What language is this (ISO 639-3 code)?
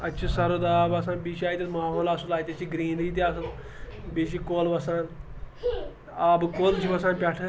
kas